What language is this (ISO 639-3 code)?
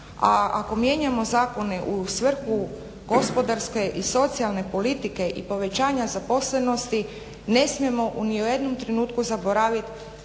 hrv